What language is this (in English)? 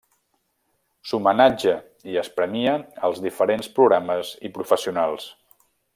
Catalan